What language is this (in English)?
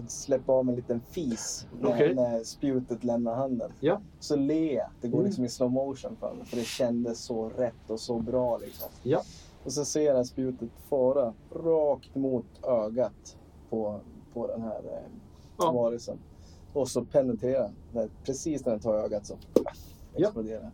Swedish